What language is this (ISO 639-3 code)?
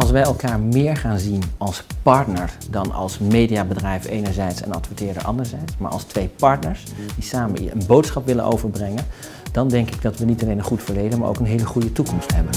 nld